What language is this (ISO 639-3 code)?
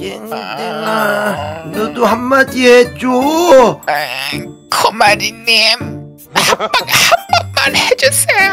kor